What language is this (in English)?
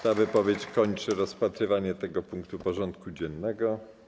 Polish